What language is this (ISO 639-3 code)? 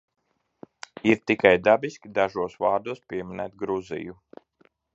lav